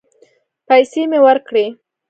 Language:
Pashto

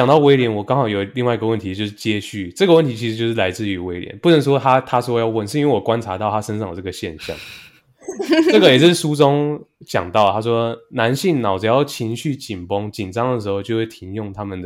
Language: Chinese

